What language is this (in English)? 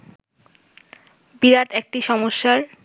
Bangla